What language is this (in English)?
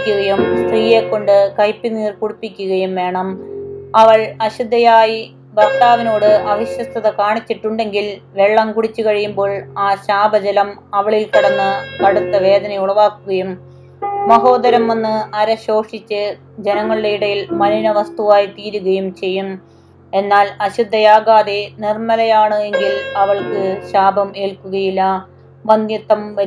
Malayalam